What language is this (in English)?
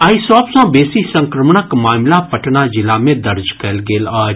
Maithili